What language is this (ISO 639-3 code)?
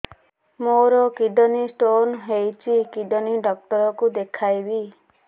ori